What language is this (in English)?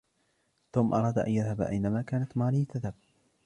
Arabic